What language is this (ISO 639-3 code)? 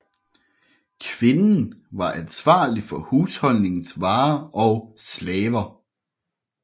dan